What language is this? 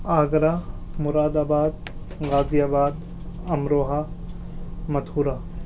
Urdu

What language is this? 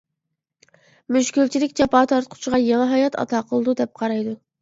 Uyghur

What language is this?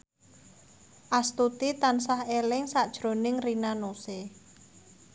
Javanese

